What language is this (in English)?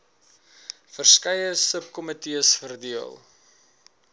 Afrikaans